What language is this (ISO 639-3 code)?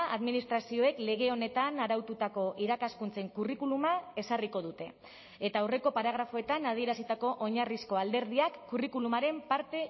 eus